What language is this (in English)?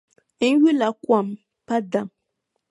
Dagbani